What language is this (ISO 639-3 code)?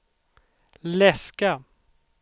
swe